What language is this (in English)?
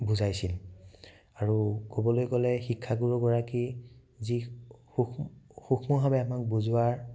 Assamese